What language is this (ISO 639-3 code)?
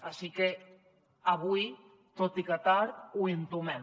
cat